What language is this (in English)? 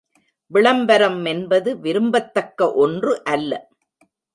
Tamil